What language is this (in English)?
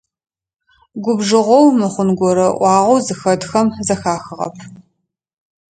Adyghe